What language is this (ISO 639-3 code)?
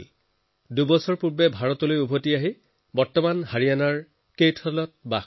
asm